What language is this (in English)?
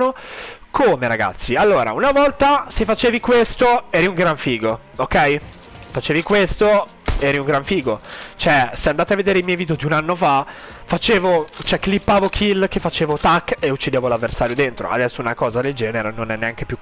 Italian